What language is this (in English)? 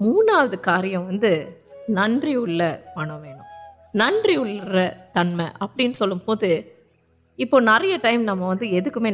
Urdu